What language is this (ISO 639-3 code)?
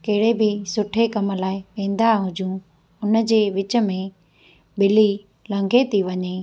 snd